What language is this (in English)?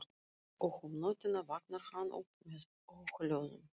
Icelandic